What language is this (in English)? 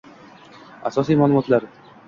Uzbek